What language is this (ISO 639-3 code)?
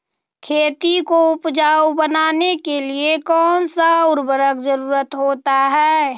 mag